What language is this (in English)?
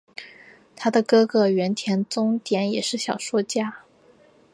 Chinese